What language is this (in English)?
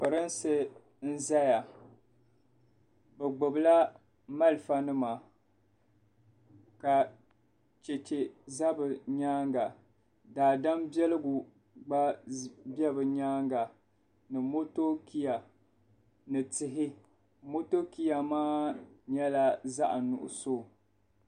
Dagbani